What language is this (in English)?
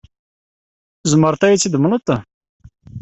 Kabyle